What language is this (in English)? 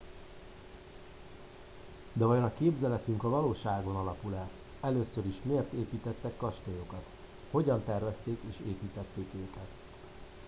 Hungarian